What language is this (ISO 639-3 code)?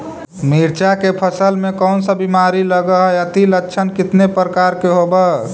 mag